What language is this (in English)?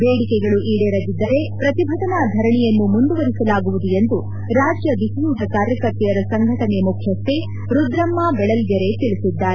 Kannada